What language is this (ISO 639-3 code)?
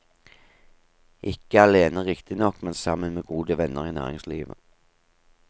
nor